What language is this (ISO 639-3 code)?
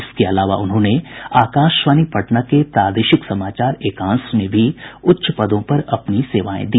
hin